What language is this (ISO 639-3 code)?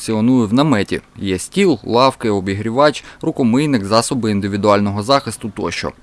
ukr